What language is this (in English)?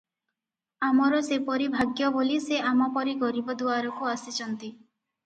Odia